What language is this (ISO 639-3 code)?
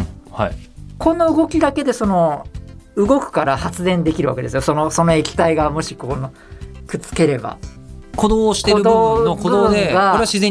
jpn